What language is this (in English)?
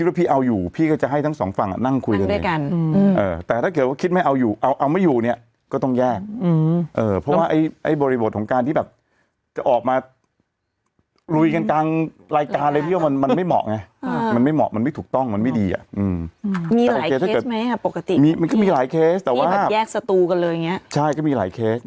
Thai